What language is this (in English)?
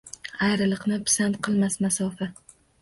Uzbek